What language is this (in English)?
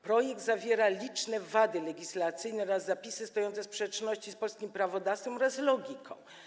Polish